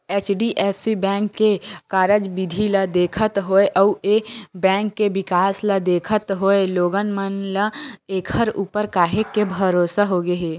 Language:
Chhattisgarhi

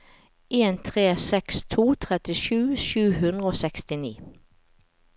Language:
Norwegian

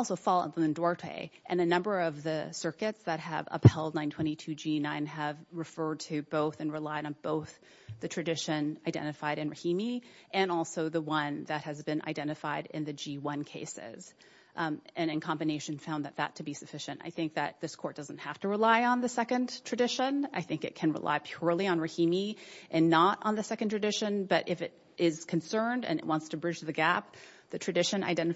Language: English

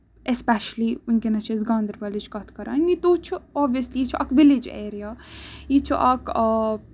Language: Kashmiri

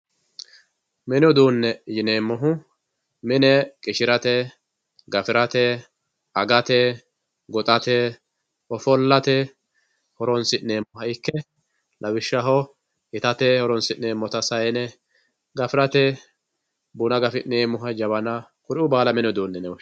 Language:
Sidamo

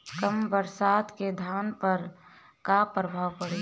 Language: Bhojpuri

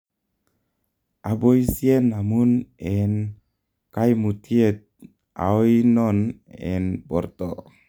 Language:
Kalenjin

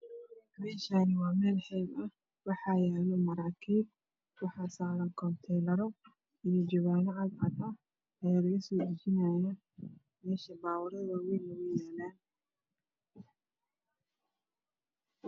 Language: Somali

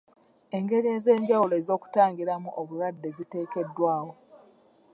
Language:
Ganda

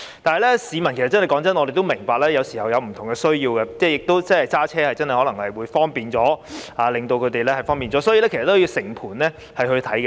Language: Cantonese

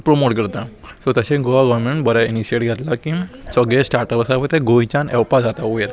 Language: Konkani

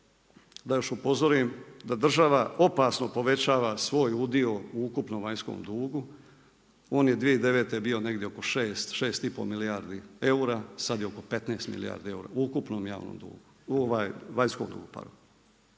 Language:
Croatian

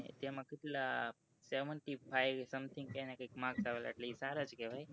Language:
Gujarati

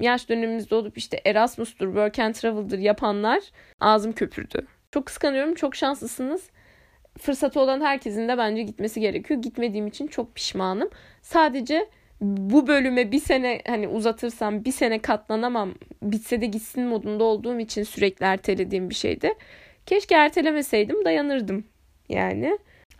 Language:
Turkish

